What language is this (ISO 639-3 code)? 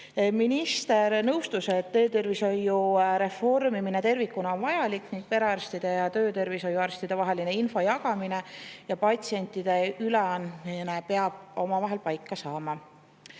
est